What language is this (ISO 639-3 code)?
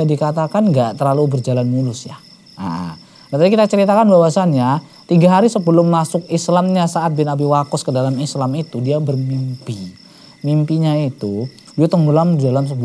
ind